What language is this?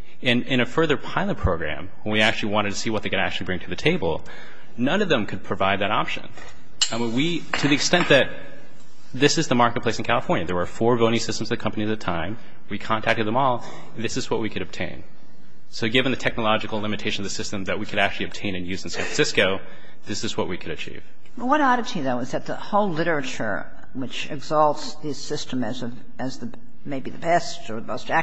English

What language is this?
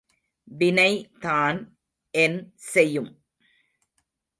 Tamil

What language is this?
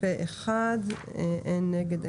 Hebrew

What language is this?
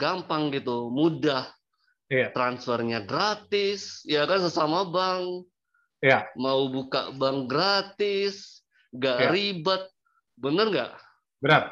Indonesian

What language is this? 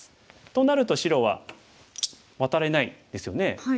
Japanese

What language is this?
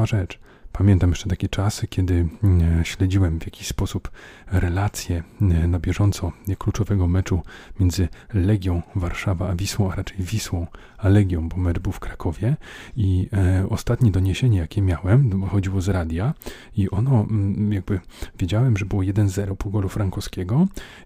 Polish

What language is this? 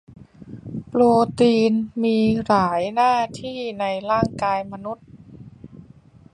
Thai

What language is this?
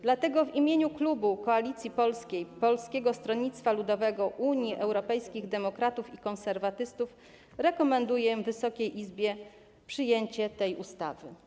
Polish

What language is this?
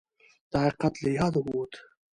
Pashto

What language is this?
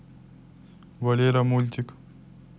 Russian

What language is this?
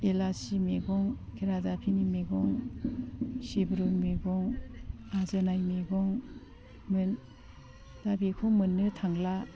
Bodo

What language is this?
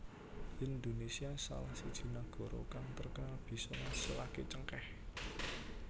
Javanese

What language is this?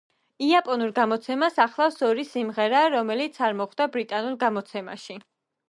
Georgian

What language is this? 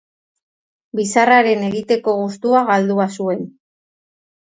Basque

